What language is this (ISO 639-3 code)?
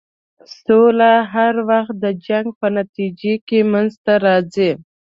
pus